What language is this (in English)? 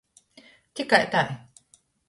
Latgalian